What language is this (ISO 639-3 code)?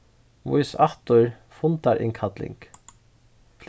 fao